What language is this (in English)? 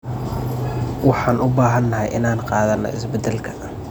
Somali